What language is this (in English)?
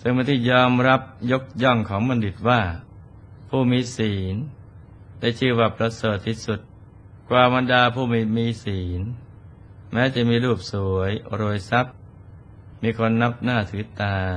Thai